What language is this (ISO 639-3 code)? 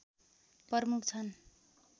nep